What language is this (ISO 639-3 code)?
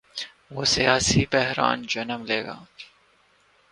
urd